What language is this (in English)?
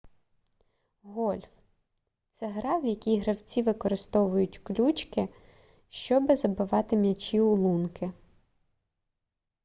Ukrainian